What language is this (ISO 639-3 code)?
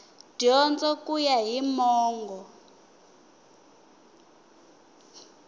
tso